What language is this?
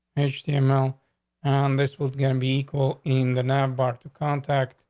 English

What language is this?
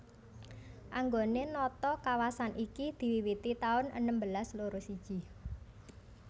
Javanese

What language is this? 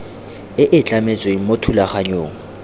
Tswana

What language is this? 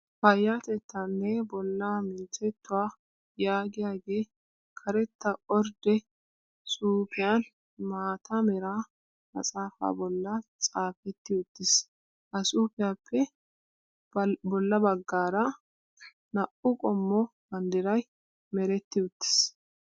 Wolaytta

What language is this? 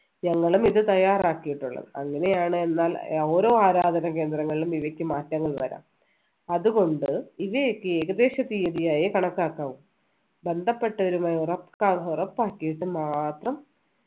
Malayalam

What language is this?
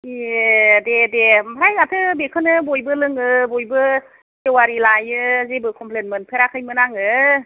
Bodo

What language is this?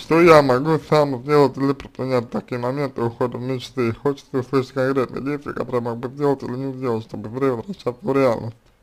Russian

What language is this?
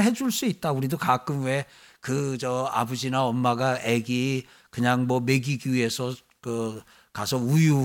Korean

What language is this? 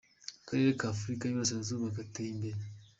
Kinyarwanda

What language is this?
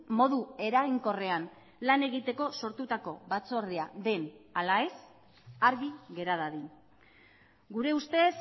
Basque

